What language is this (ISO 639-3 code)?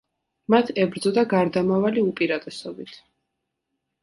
kat